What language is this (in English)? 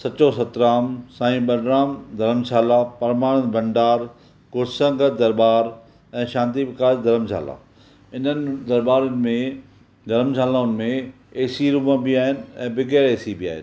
Sindhi